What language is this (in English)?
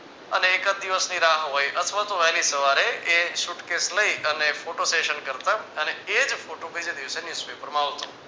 Gujarati